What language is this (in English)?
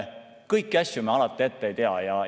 Estonian